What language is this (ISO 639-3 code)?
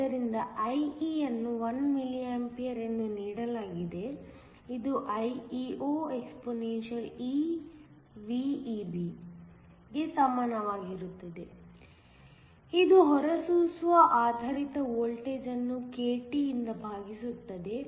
kan